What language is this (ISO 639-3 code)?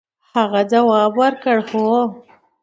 pus